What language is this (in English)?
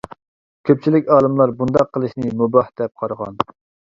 Uyghur